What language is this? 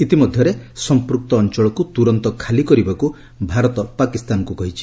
Odia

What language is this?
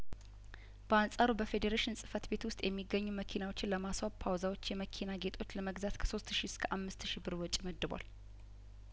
Amharic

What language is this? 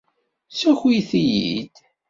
Kabyle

